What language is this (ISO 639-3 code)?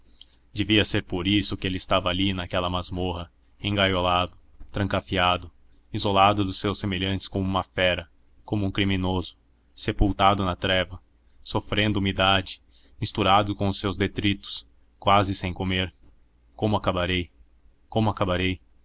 por